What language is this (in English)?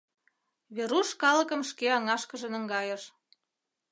Mari